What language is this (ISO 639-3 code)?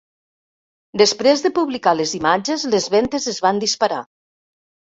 cat